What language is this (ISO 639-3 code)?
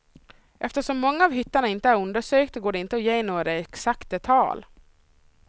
swe